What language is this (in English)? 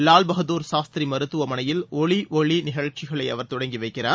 Tamil